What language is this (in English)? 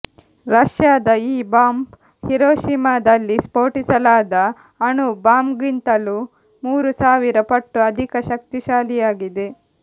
Kannada